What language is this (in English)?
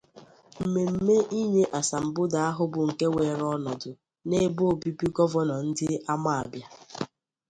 Igbo